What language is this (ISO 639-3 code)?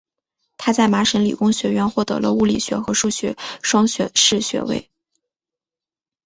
zho